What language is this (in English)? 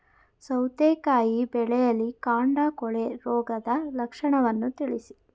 Kannada